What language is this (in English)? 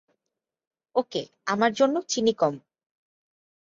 Bangla